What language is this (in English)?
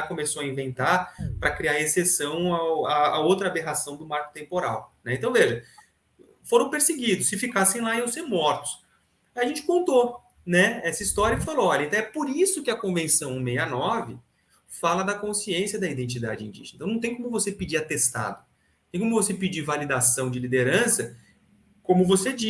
Portuguese